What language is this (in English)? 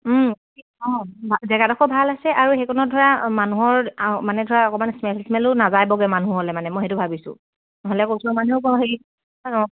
Assamese